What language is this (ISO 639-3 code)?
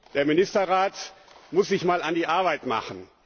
deu